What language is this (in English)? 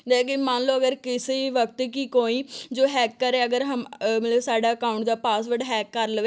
Punjabi